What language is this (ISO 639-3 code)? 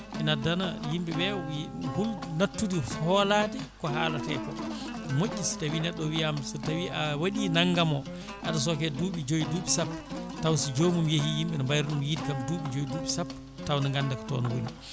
ful